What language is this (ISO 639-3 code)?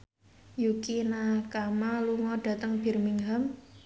jav